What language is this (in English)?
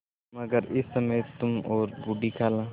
Hindi